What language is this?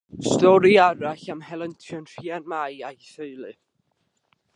Welsh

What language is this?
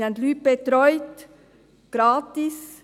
Swiss German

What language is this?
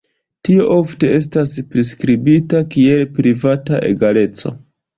Esperanto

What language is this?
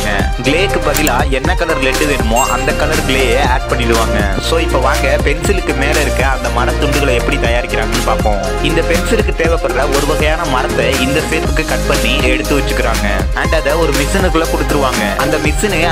Romanian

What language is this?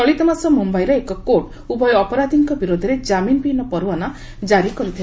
Odia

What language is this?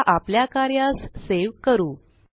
Marathi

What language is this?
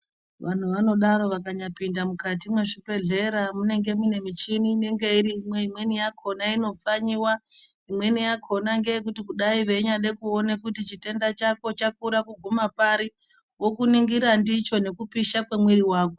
Ndau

